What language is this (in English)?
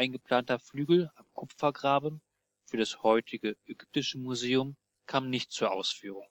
German